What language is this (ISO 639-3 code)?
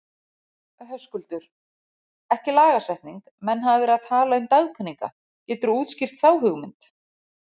isl